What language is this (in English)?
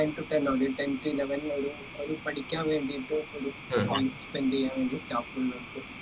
Malayalam